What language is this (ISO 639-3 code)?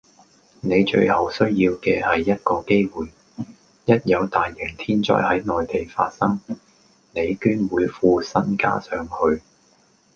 yue